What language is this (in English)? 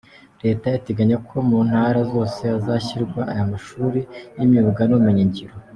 Kinyarwanda